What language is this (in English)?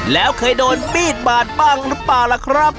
Thai